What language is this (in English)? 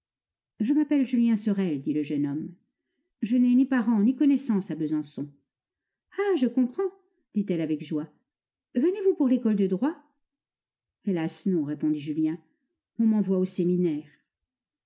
French